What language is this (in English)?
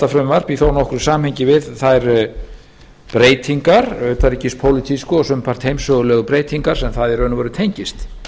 Icelandic